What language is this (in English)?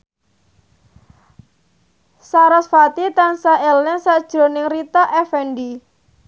Javanese